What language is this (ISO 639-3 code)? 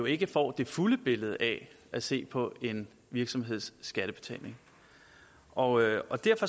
dan